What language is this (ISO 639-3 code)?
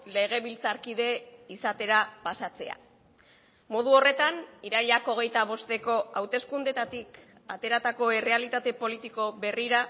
eus